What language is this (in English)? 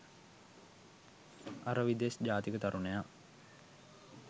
Sinhala